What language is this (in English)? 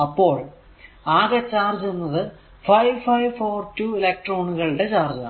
Malayalam